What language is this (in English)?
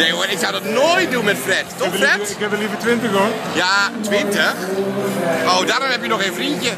Dutch